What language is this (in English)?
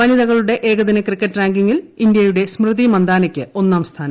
Malayalam